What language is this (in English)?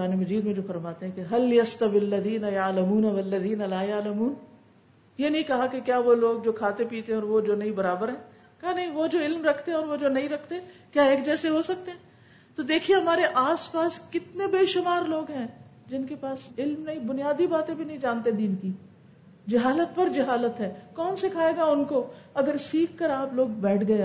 Urdu